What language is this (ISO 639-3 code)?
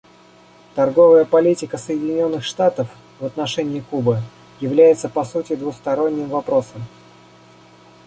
rus